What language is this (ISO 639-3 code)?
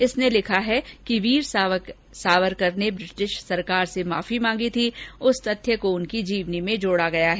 hin